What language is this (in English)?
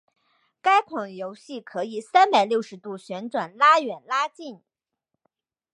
Chinese